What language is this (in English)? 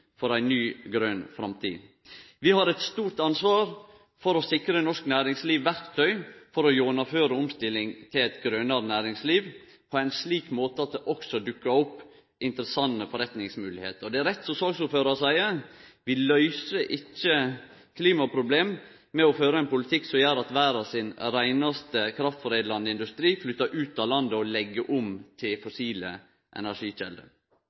Norwegian Nynorsk